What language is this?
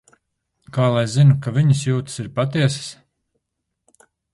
Latvian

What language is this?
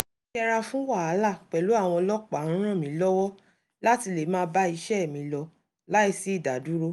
Yoruba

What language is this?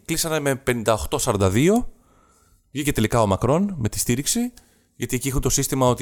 Greek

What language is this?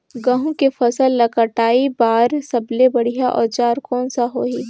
Chhattisgarhi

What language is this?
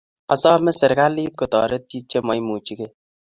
Kalenjin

